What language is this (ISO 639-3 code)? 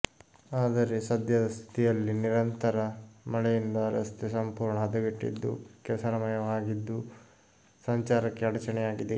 kan